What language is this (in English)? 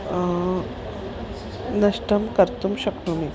Sanskrit